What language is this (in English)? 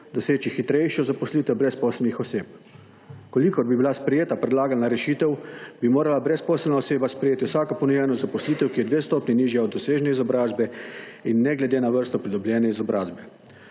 Slovenian